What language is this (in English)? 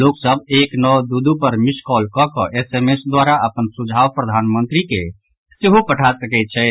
Maithili